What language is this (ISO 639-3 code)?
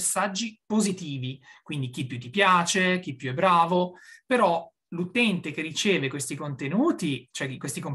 ita